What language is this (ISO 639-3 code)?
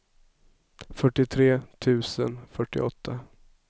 swe